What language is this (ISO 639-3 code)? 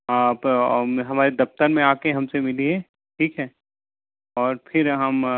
hin